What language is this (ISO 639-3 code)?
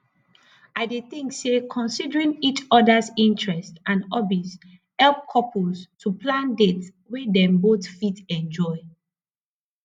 pcm